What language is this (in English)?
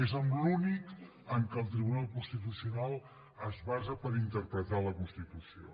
Catalan